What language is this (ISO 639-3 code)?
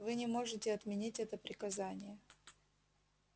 rus